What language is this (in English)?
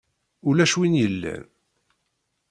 Kabyle